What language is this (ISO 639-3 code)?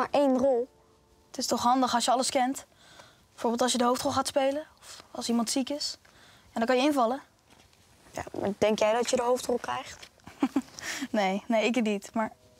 nld